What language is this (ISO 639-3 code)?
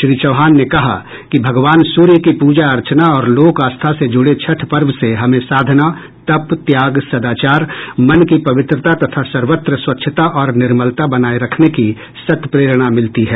hin